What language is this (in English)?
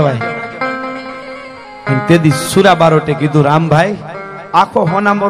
Gujarati